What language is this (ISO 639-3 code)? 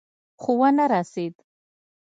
pus